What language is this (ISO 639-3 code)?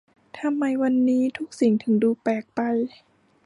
tha